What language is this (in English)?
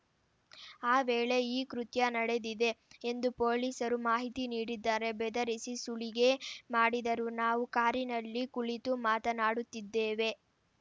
Kannada